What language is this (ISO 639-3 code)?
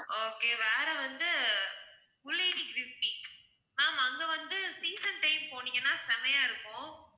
tam